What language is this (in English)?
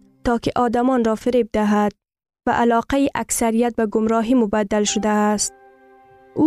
Persian